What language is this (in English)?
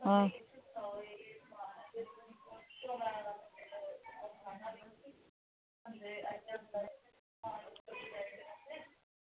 Dogri